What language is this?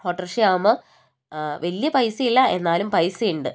Malayalam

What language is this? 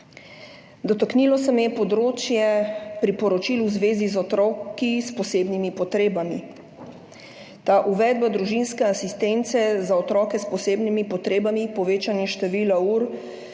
Slovenian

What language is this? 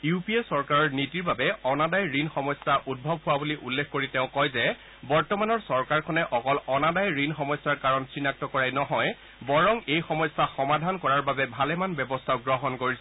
Assamese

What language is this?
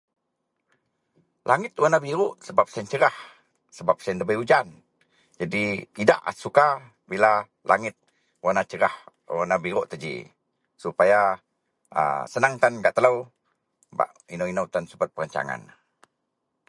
Central Melanau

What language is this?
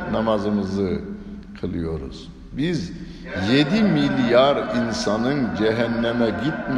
Turkish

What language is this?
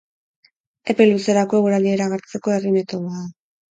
Basque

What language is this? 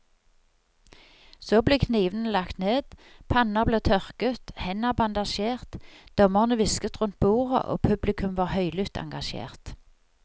Norwegian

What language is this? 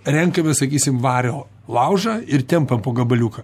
Lithuanian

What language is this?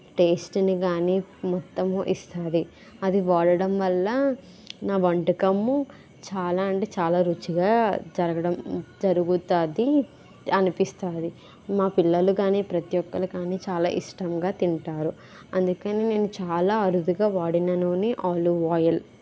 Telugu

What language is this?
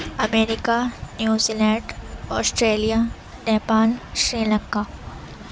Urdu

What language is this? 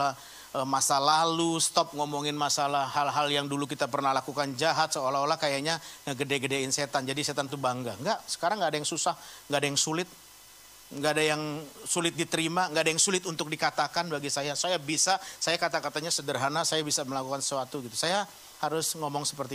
Indonesian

